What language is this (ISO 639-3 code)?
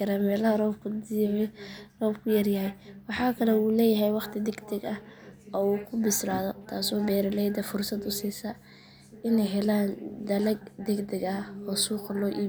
som